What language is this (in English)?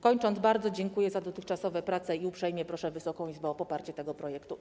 Polish